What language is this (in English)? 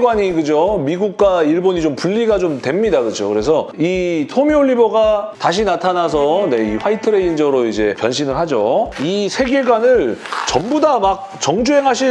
Korean